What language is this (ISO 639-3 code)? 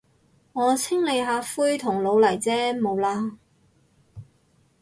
yue